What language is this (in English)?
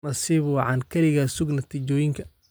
Somali